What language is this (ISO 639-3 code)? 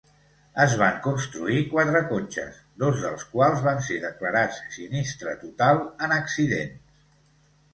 cat